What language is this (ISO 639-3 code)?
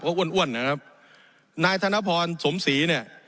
tha